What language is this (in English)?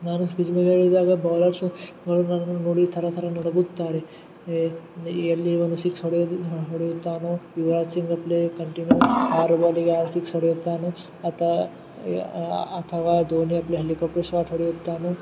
Kannada